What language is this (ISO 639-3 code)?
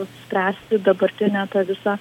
lit